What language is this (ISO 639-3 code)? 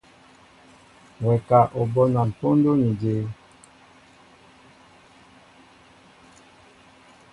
mbo